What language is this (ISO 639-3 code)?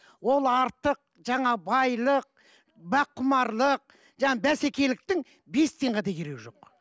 kaz